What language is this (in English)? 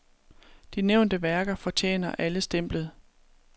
Danish